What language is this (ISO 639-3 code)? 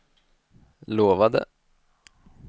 swe